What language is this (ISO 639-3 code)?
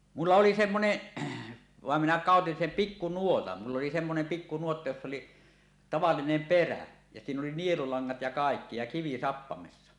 fin